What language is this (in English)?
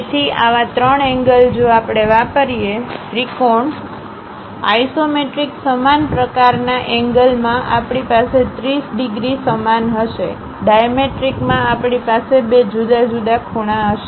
Gujarati